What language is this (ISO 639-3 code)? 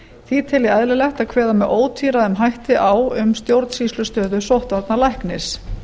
isl